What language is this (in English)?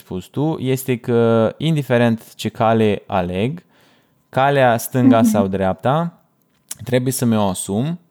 Romanian